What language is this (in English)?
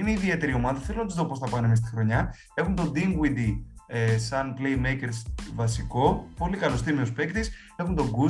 Greek